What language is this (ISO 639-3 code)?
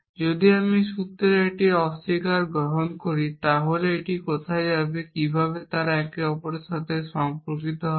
ben